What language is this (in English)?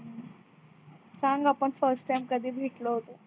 Marathi